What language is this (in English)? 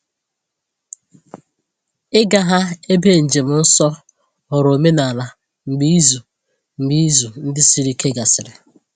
Igbo